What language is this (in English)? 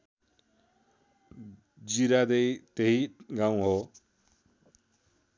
Nepali